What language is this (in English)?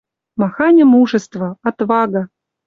Western Mari